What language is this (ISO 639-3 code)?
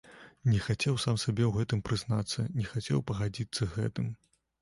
bel